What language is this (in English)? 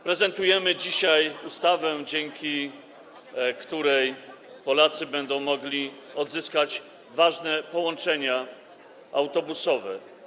Polish